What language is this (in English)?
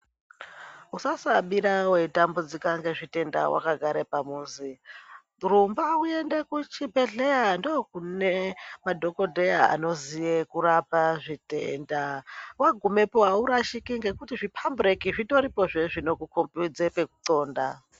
Ndau